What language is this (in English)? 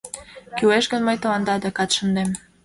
Mari